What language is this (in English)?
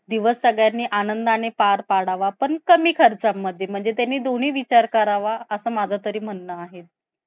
Marathi